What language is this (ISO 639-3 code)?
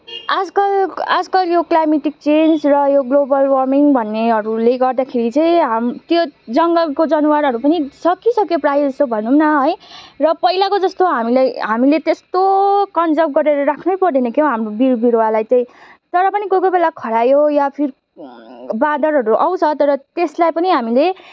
nep